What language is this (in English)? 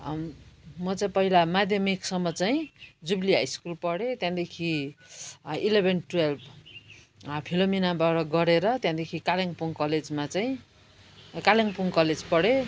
Nepali